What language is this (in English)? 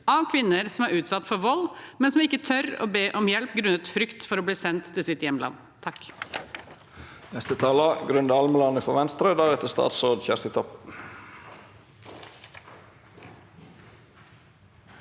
Norwegian